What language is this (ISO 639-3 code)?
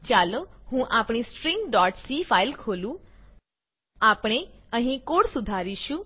guj